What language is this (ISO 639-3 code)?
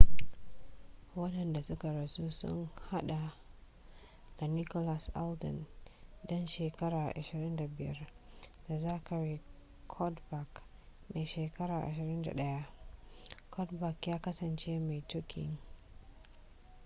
hau